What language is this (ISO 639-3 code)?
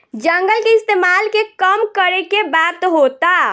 bho